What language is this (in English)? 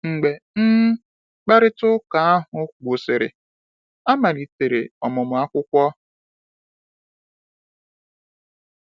Igbo